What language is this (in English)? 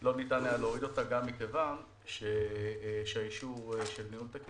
Hebrew